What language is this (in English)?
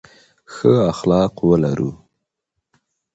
Pashto